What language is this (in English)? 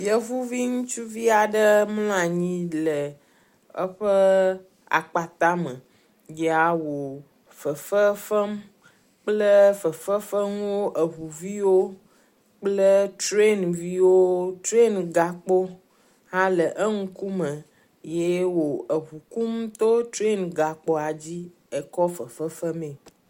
Ewe